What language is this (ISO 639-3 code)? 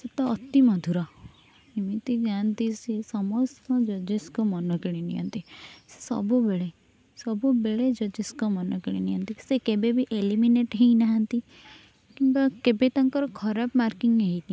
ori